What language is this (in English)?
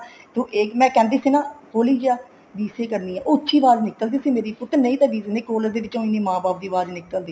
Punjabi